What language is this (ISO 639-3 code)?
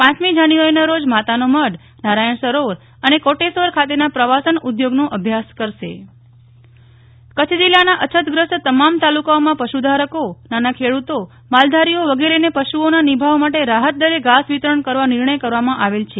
guj